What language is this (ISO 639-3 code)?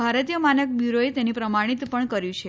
guj